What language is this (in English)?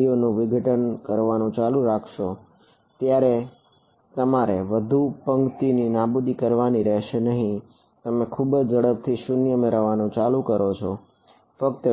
Gujarati